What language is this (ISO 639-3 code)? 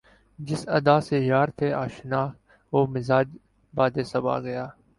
urd